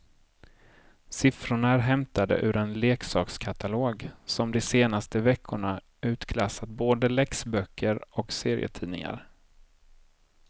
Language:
Swedish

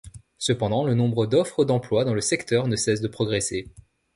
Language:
French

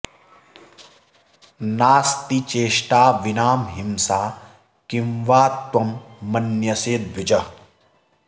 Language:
Sanskrit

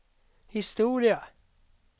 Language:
Swedish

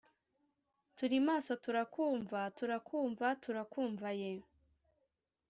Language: Kinyarwanda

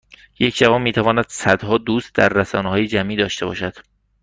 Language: Persian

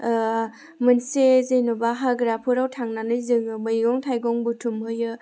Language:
Bodo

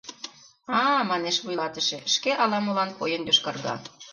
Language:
Mari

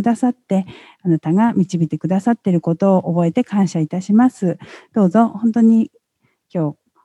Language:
Japanese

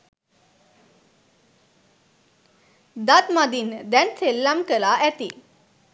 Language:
Sinhala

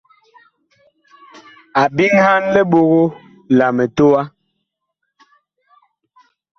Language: Bakoko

